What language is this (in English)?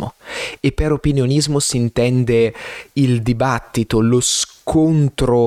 Italian